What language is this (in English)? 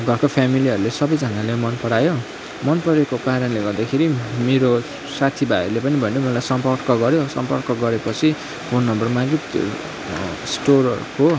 Nepali